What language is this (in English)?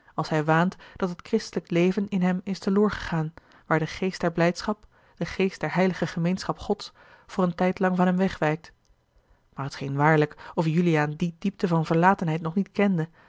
Dutch